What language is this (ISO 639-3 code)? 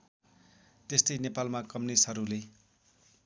nep